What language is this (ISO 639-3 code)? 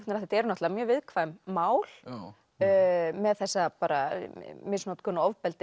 isl